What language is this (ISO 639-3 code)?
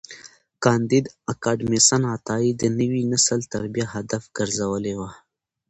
pus